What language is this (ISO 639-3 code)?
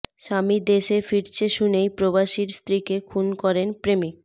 ben